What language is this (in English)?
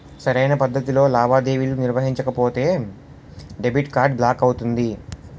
Telugu